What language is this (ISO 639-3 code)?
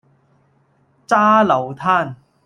yue